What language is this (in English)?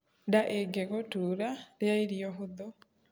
Kikuyu